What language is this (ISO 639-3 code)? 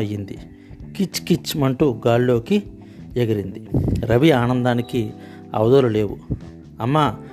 tel